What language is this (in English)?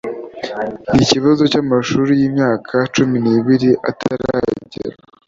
Kinyarwanda